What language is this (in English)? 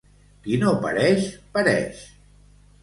Catalan